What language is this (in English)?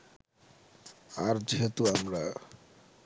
Bangla